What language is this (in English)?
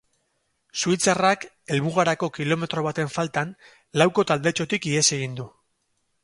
Basque